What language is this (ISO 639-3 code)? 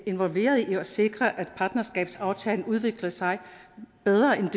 dan